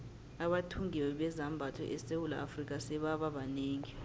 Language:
South Ndebele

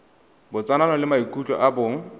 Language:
Tswana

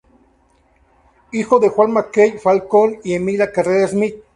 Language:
Spanish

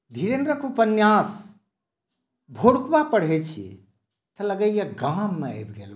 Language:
Maithili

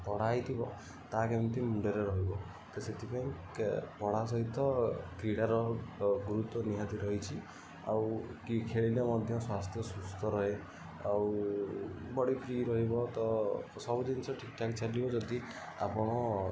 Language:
Odia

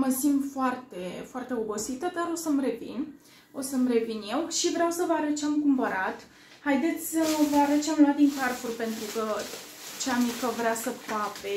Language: Romanian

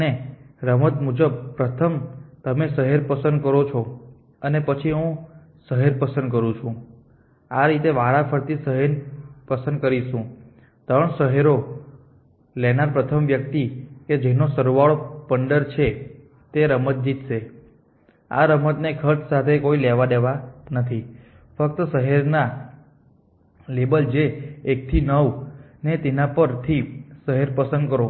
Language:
Gujarati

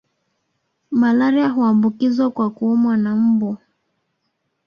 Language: Swahili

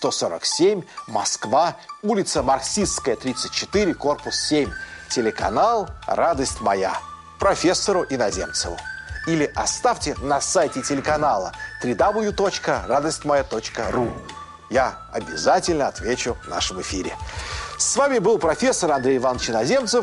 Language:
Russian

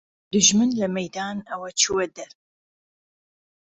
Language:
Central Kurdish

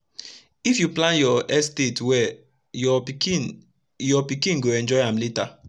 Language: Nigerian Pidgin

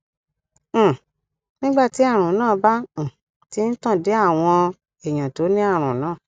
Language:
Yoruba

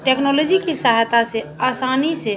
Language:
Hindi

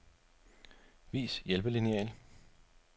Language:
Danish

